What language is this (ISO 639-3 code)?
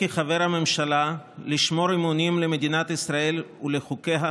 heb